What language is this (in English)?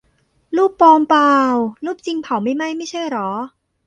Thai